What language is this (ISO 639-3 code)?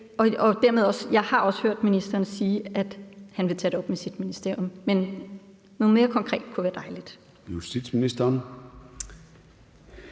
dan